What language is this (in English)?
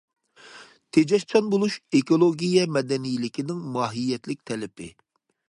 Uyghur